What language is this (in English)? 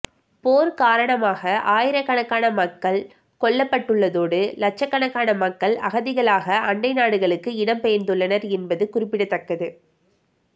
Tamil